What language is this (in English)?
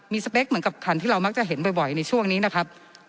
Thai